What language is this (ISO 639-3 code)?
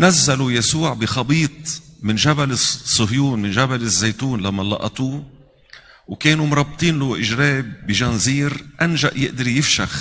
ara